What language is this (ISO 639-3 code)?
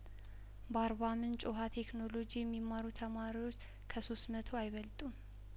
amh